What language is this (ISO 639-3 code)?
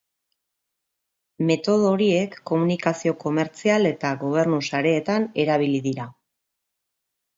eus